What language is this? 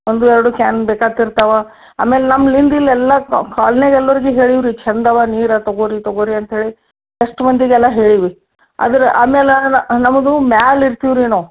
Kannada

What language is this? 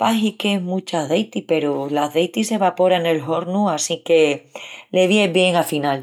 Extremaduran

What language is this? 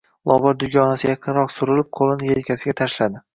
Uzbek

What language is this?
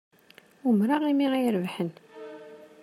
Kabyle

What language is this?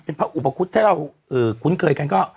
Thai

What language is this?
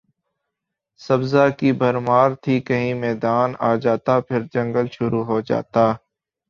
Urdu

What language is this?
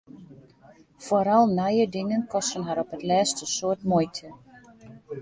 Western Frisian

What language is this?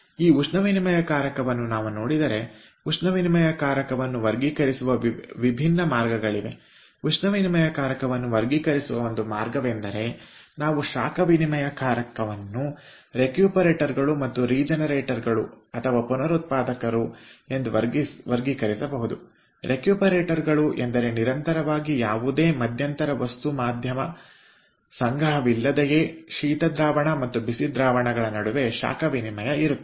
Kannada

